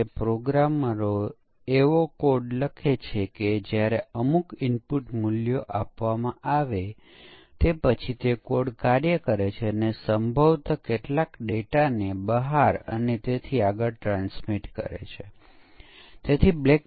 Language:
Gujarati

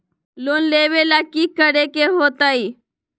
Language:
Magahi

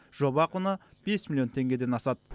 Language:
Kazakh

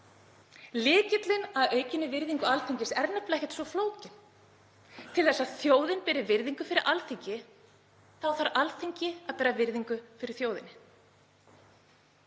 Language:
Icelandic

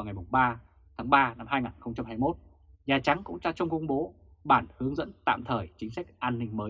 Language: Vietnamese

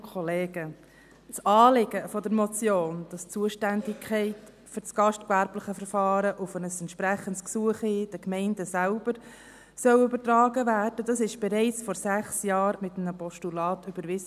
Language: Swiss German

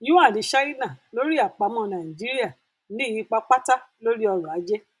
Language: Yoruba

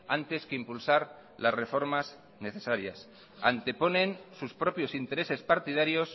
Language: Spanish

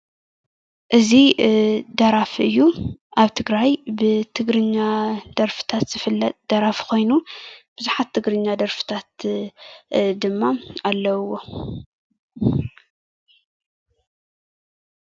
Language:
Tigrinya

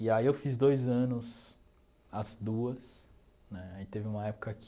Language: Portuguese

